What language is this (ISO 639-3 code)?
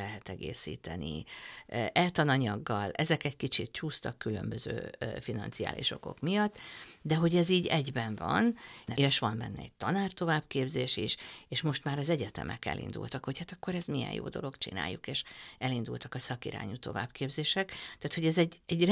hun